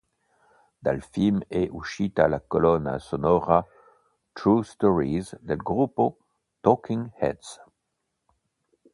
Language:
Italian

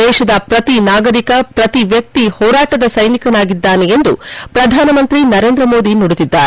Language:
Kannada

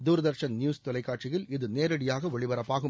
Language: Tamil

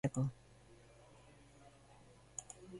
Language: Basque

